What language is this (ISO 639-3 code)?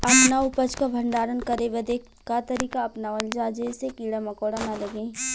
bho